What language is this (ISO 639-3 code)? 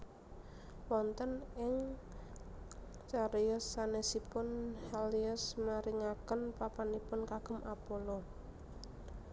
jav